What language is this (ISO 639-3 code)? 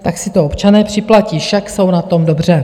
ces